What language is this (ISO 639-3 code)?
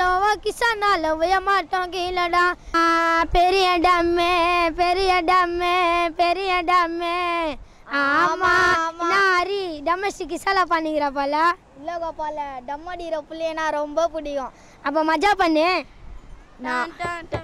hin